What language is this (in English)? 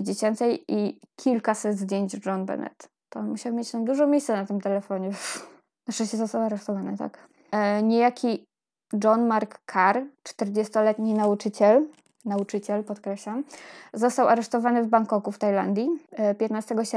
Polish